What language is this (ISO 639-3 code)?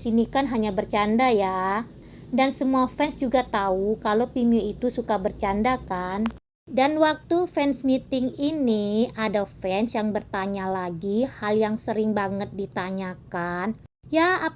ind